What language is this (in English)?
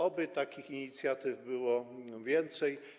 Polish